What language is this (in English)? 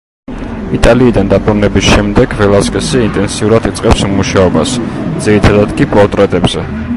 Georgian